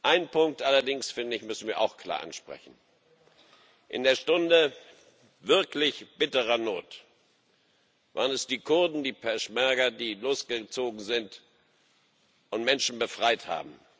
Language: German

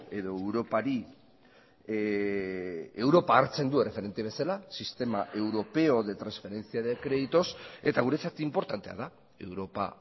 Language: Basque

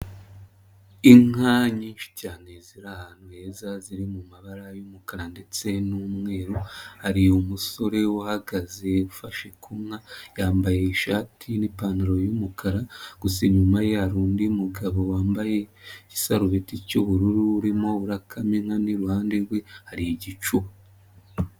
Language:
Kinyarwanda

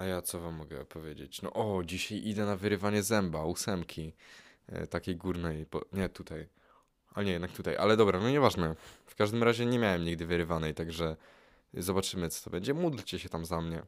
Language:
Polish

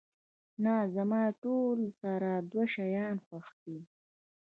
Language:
Pashto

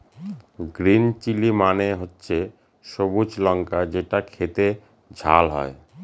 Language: Bangla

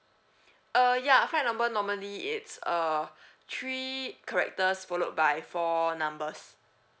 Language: English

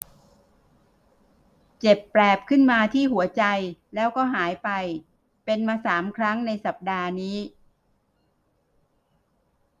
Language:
Thai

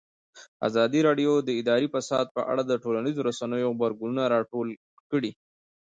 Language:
Pashto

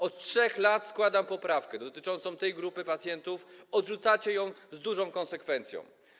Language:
Polish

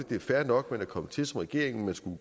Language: Danish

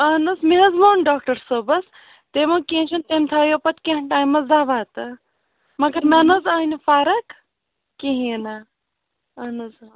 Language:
Kashmiri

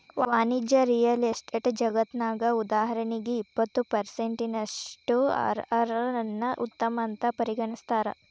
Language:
Kannada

